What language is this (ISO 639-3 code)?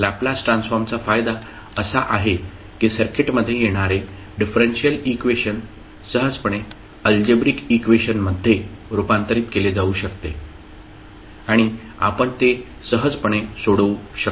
mar